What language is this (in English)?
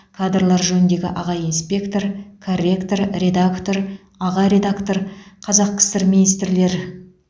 Kazakh